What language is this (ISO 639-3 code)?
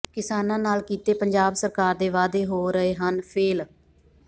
pan